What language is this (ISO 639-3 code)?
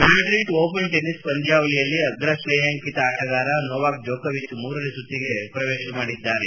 kan